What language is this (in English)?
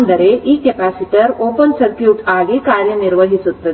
Kannada